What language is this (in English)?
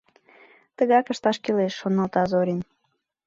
Mari